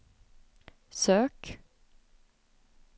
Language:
Swedish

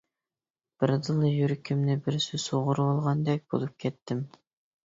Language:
Uyghur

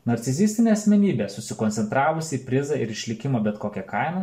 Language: Lithuanian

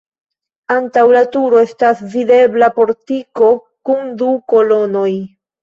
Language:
Esperanto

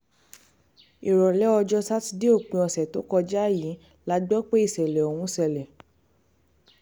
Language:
Yoruba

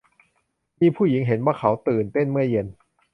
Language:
Thai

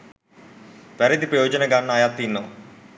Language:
Sinhala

